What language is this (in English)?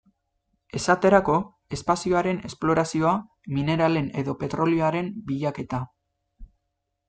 Basque